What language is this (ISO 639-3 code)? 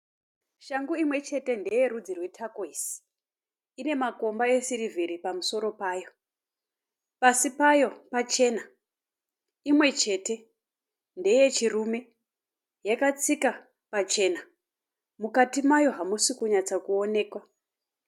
sna